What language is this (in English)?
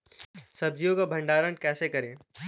Hindi